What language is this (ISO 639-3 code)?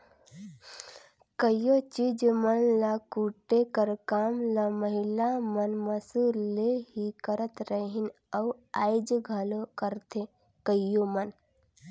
hne